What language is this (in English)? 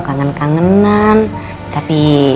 Indonesian